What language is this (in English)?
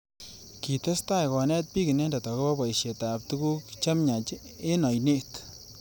Kalenjin